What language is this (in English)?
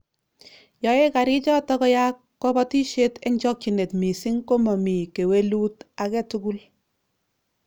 Kalenjin